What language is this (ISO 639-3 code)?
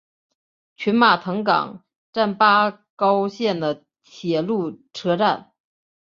zho